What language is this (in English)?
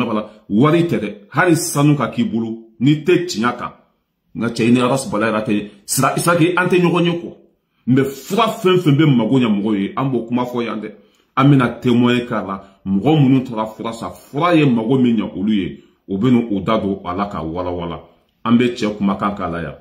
French